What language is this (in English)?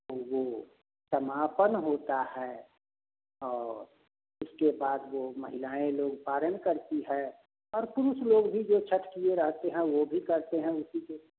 Hindi